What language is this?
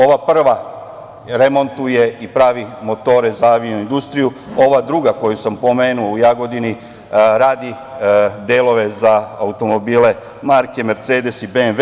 Serbian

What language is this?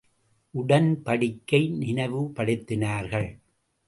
Tamil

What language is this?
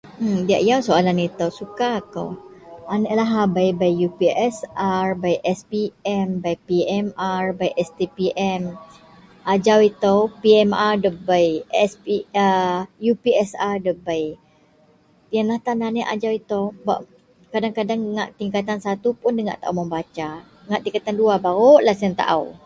Central Melanau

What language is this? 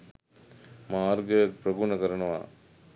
Sinhala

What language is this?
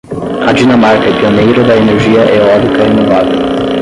Portuguese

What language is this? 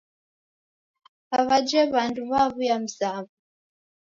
Taita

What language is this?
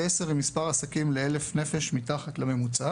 Hebrew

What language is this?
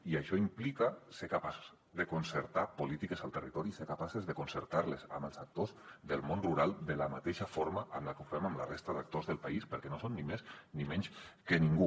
Catalan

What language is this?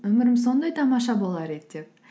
Kazakh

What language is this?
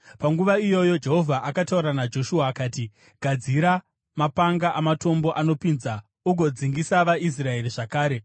Shona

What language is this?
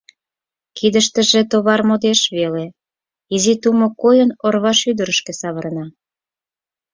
Mari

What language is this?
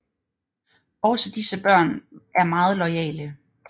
Danish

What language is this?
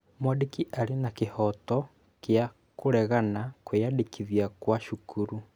Kikuyu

